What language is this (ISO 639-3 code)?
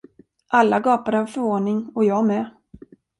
swe